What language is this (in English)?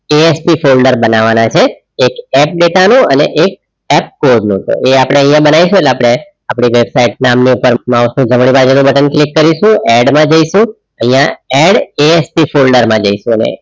Gujarati